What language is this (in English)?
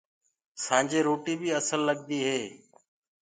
Gurgula